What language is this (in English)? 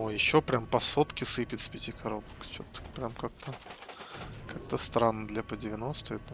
Russian